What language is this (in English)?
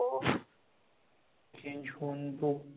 Marathi